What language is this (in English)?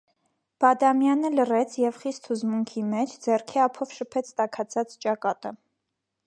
Armenian